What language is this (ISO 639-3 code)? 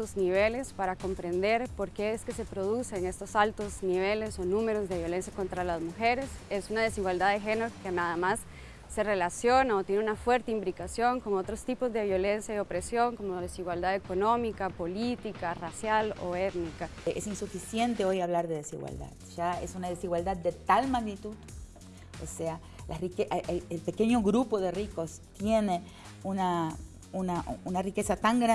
spa